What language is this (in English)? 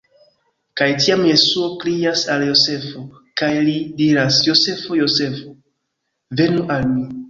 Esperanto